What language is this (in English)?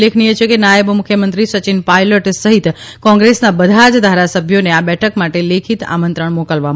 Gujarati